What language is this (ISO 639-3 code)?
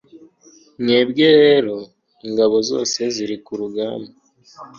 kin